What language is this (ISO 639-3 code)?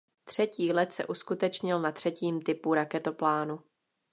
ces